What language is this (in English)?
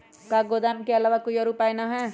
Magahi